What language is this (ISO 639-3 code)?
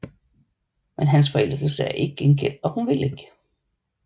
dan